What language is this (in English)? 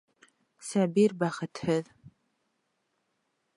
Bashkir